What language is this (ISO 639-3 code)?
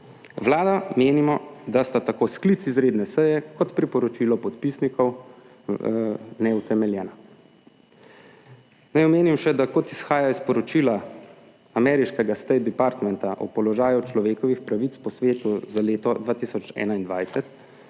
slv